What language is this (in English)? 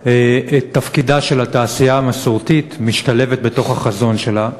Hebrew